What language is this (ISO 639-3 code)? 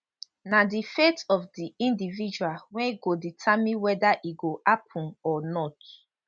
pcm